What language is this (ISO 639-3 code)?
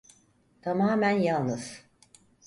tur